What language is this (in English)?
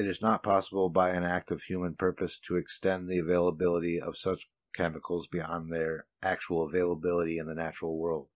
English